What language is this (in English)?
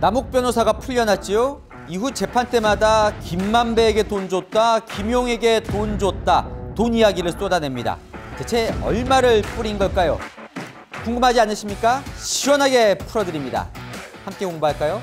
Korean